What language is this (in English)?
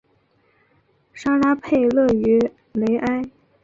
Chinese